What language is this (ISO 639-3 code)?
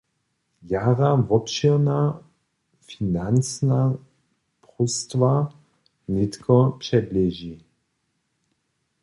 hsb